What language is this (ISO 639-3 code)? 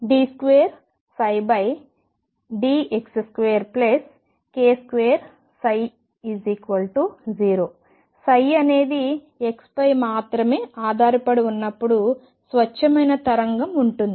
tel